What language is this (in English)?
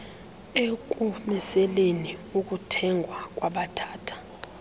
Xhosa